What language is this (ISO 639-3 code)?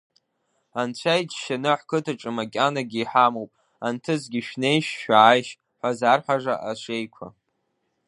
abk